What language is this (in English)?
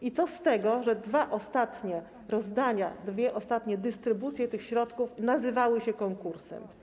Polish